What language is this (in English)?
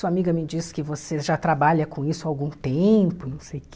Portuguese